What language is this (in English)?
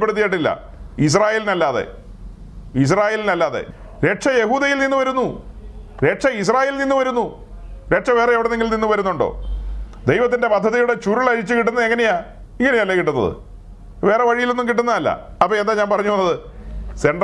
Malayalam